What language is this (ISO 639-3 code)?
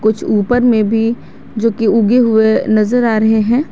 hin